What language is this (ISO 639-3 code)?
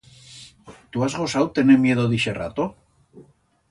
arg